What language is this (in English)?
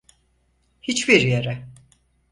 Turkish